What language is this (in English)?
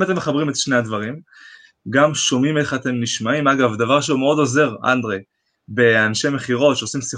Hebrew